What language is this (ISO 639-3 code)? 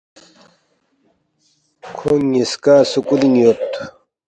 bft